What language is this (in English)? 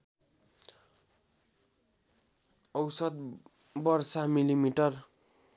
Nepali